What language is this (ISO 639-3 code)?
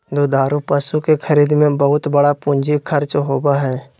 mag